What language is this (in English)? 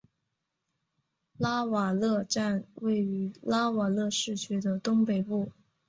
Chinese